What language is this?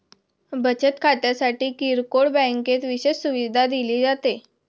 Marathi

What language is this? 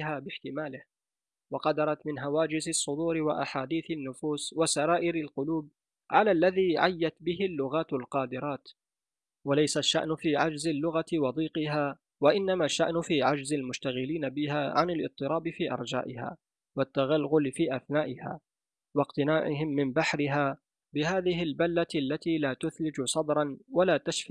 Arabic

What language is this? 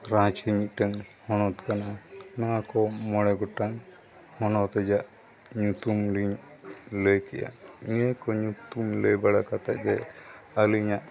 Santali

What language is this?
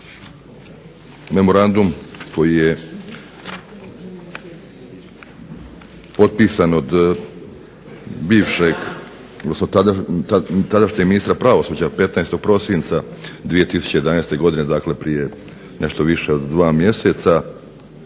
Croatian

